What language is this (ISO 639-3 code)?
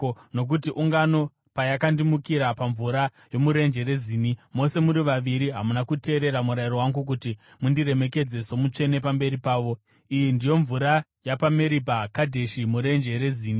sna